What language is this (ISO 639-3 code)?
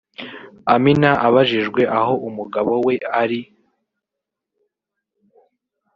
kin